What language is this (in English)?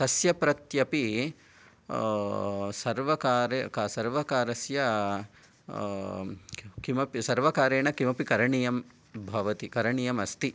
Sanskrit